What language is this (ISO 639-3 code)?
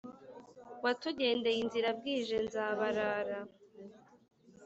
kin